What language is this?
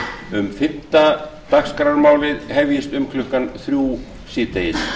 Icelandic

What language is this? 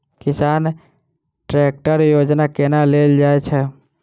Maithili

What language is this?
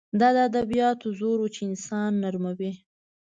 Pashto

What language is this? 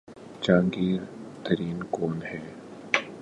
Urdu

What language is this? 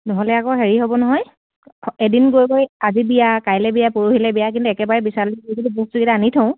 Assamese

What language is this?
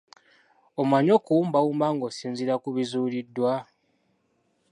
Ganda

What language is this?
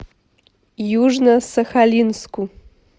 Russian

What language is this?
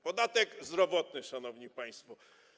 Polish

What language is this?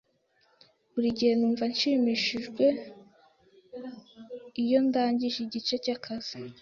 Kinyarwanda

